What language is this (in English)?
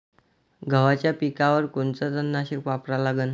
Marathi